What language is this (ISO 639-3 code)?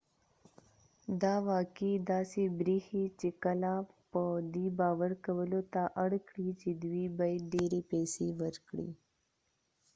pus